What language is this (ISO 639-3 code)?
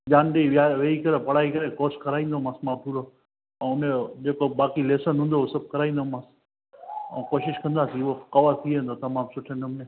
snd